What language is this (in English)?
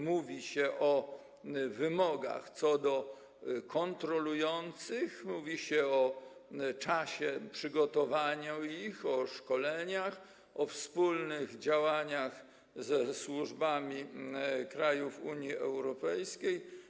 Polish